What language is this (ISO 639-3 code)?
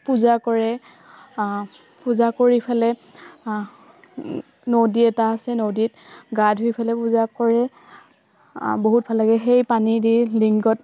asm